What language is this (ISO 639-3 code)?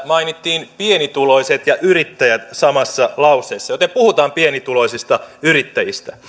fin